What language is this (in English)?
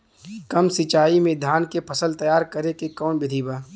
Bhojpuri